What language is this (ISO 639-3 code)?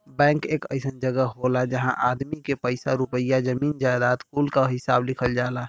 bho